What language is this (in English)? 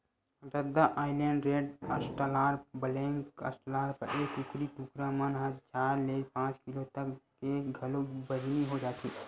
Chhattisgarhi